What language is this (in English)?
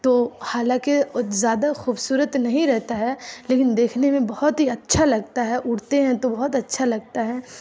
Urdu